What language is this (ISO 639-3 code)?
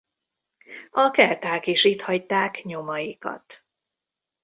hun